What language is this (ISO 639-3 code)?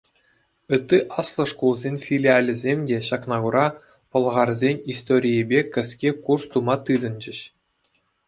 chv